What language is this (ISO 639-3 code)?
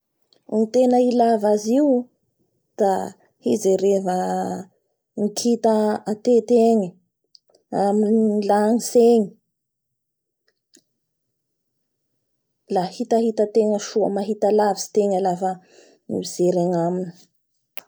bhr